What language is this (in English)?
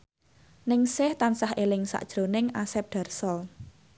Javanese